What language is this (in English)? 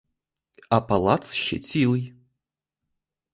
Ukrainian